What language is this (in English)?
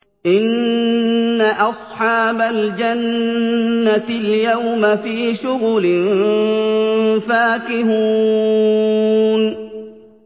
Arabic